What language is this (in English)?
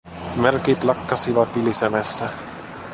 Finnish